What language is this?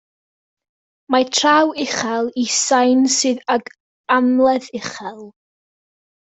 Welsh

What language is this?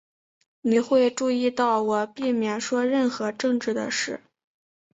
Chinese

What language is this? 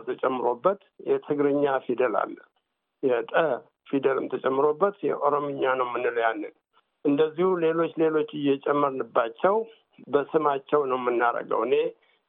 Amharic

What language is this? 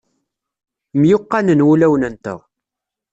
Kabyle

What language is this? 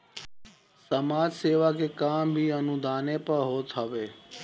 Bhojpuri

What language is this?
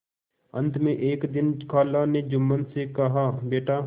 Hindi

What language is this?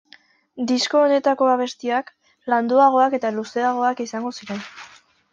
Basque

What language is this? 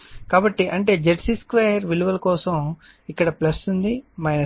Telugu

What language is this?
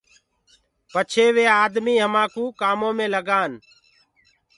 Gurgula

